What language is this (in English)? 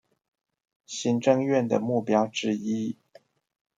Chinese